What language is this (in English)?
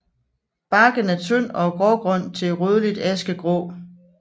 Danish